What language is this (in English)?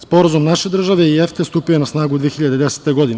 Serbian